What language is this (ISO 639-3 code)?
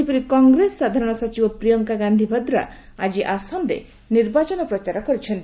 ori